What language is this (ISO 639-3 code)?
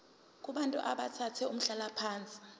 zul